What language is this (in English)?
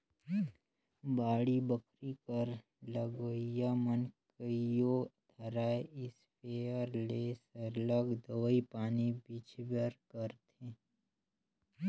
Chhattisgarhi